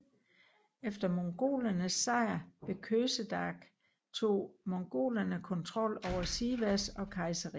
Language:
Danish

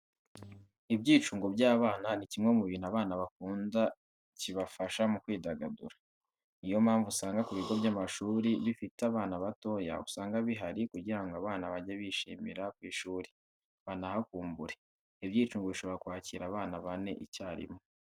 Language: Kinyarwanda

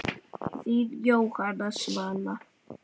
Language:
Icelandic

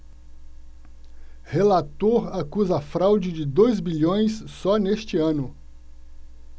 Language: Portuguese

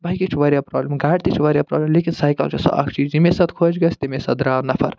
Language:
Kashmiri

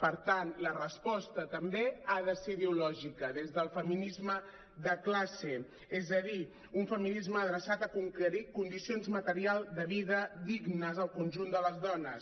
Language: Catalan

